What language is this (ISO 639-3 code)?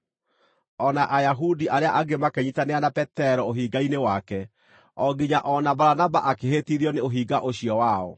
kik